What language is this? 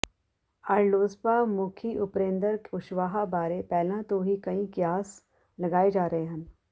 Punjabi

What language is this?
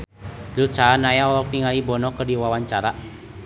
Sundanese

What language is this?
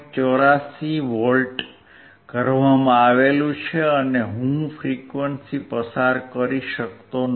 Gujarati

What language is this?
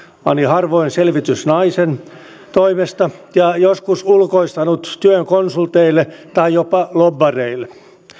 Finnish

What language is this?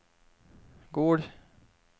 Norwegian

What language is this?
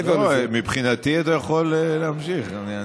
Hebrew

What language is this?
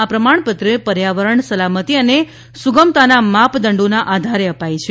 Gujarati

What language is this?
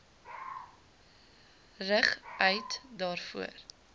Afrikaans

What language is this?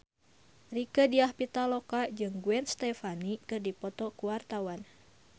Sundanese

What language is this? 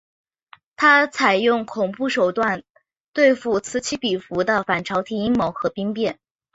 Chinese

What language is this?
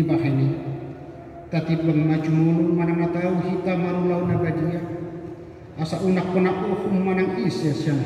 Indonesian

